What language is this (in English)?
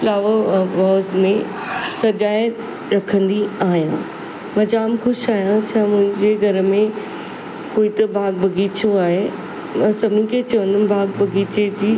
Sindhi